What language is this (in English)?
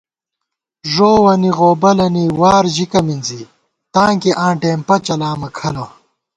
Gawar-Bati